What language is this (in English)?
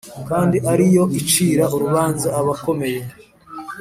Kinyarwanda